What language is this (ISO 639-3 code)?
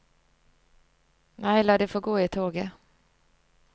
nor